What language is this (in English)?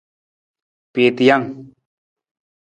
Nawdm